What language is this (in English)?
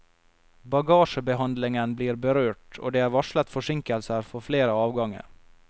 Norwegian